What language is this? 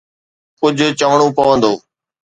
Sindhi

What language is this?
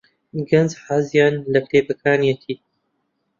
Central Kurdish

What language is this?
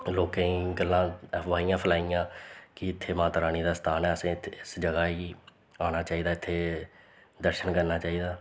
Dogri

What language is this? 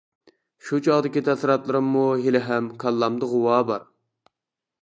Uyghur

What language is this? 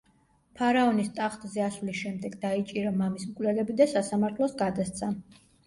Georgian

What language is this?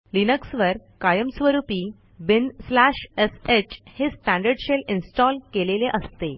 Marathi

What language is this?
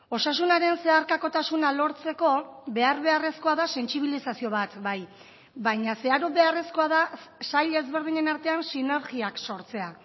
Basque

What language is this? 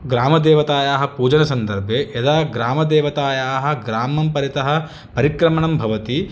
Sanskrit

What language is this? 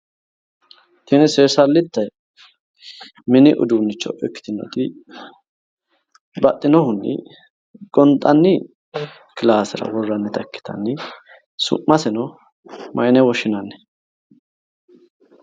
Sidamo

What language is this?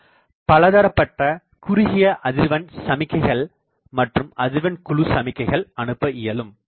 Tamil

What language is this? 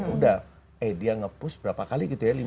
Indonesian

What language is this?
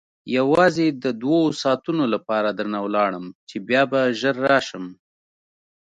Pashto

